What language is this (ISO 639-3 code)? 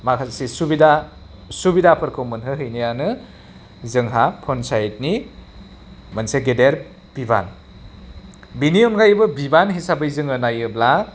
brx